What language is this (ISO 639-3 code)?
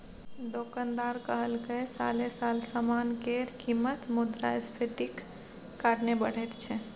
mai